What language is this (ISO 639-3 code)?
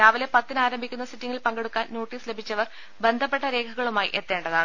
mal